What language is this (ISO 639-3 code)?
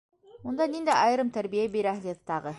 bak